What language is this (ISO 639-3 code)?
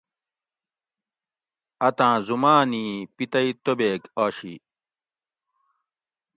gwc